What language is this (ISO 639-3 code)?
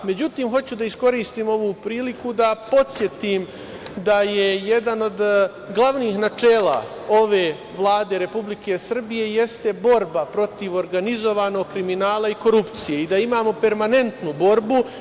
srp